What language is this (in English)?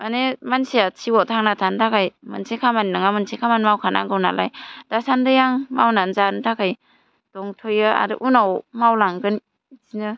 Bodo